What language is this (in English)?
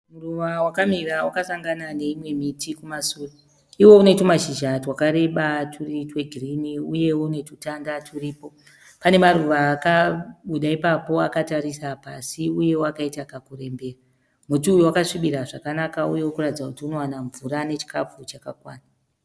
Shona